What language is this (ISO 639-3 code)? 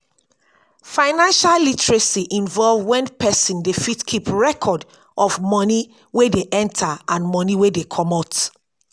pcm